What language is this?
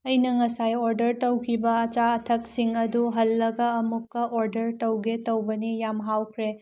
Manipuri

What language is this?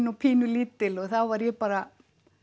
Icelandic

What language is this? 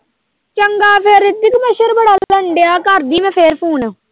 Punjabi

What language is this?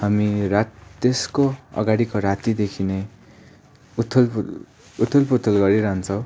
Nepali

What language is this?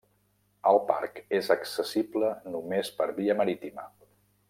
Catalan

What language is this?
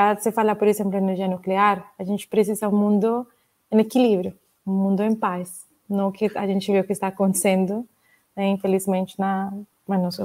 Portuguese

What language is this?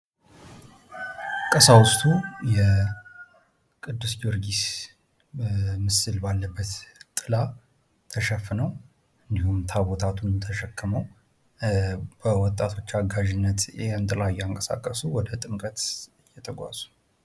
Amharic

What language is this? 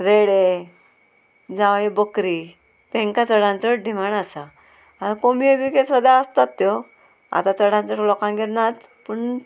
Konkani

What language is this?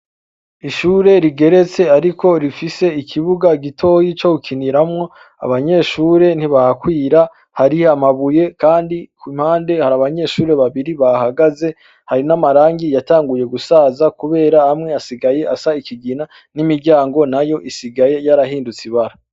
Rundi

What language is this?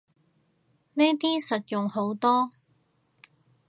Cantonese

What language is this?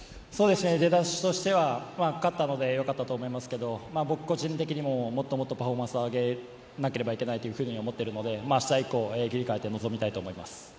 Japanese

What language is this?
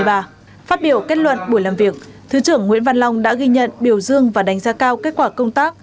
Vietnamese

